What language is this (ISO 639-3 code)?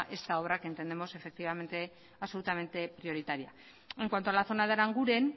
spa